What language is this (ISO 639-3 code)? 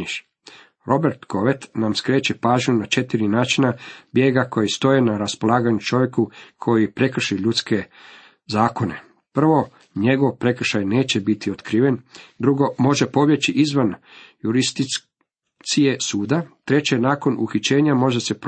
hrv